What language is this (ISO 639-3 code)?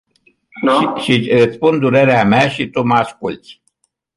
ron